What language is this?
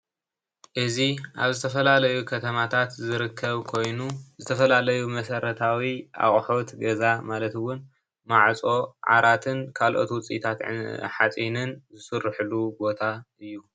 Tigrinya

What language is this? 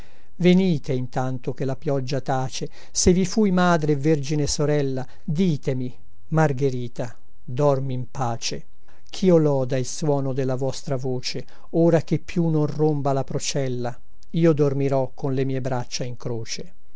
Italian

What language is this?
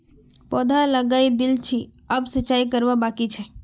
Magahi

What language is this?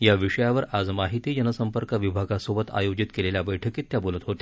Marathi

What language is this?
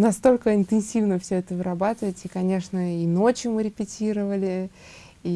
Russian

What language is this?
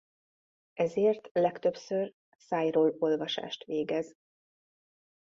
Hungarian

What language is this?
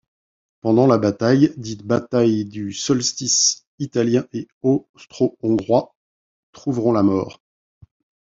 French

